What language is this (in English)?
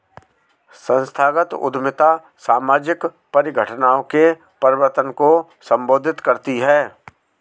Hindi